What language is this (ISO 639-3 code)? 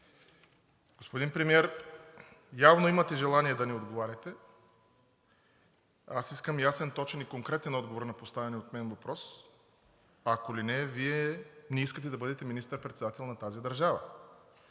bul